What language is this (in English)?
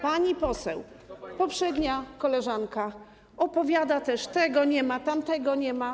Polish